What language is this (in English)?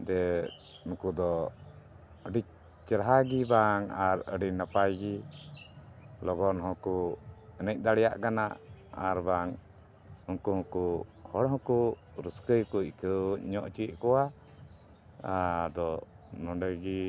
Santali